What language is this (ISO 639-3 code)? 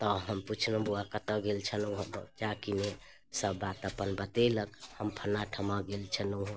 mai